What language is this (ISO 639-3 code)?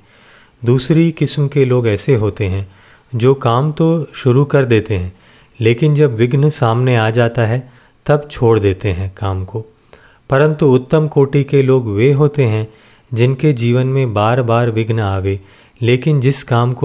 hin